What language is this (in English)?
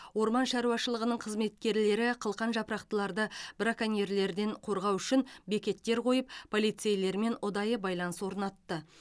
Kazakh